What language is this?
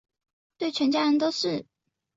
Chinese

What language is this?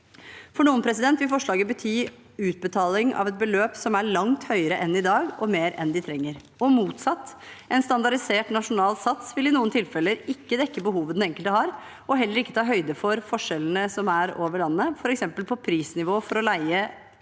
Norwegian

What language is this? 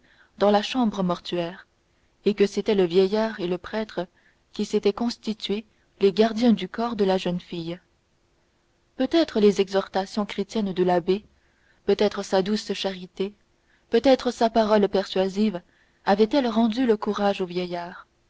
French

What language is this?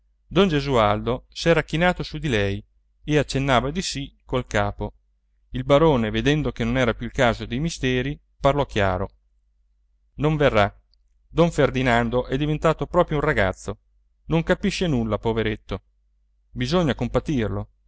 Italian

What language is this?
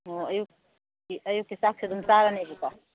Manipuri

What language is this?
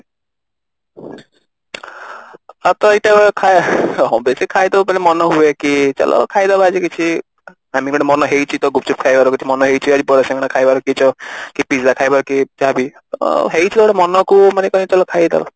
Odia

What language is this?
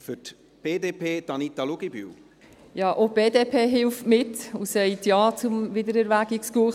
Swiss German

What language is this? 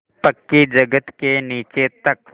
Hindi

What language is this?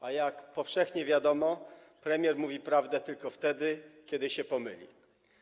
Polish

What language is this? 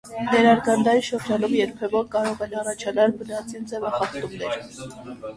Armenian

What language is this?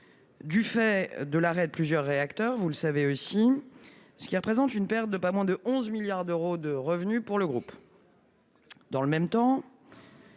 French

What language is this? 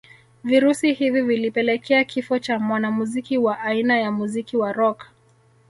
Swahili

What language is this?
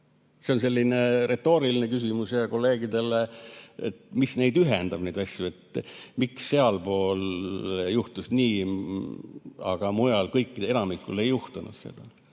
Estonian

